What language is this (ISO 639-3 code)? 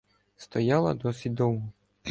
ukr